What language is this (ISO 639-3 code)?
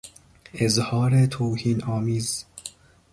fas